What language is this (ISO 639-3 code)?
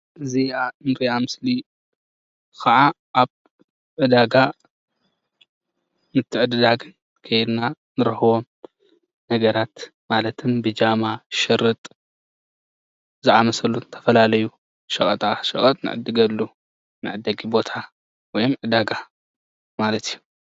tir